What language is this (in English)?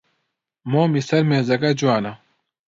Central Kurdish